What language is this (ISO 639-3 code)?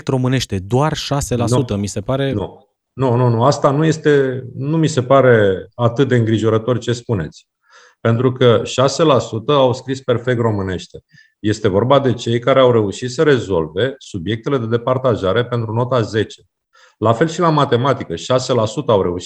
ron